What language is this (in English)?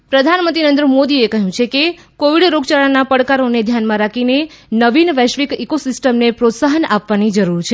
Gujarati